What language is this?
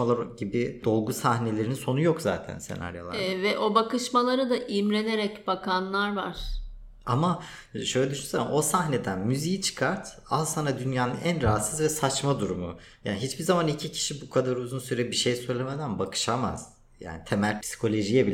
Turkish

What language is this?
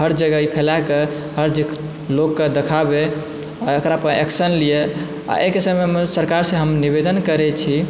Maithili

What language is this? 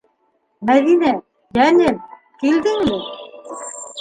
Bashkir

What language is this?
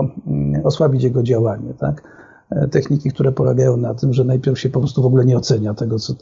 Polish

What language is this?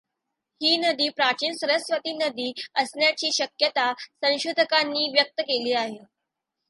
Marathi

